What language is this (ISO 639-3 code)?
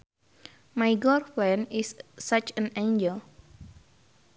sun